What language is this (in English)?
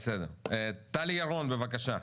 Hebrew